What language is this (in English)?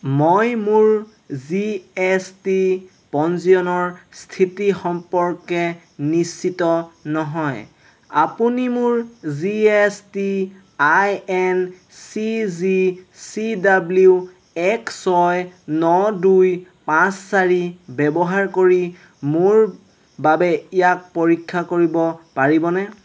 Assamese